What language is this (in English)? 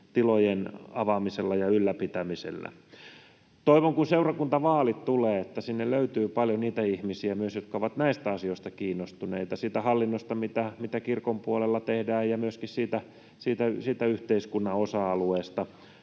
Finnish